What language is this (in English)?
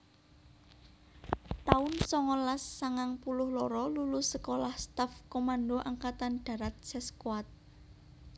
Javanese